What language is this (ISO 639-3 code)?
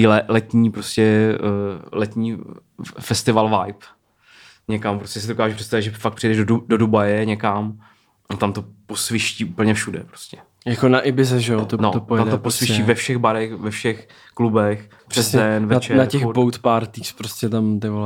ces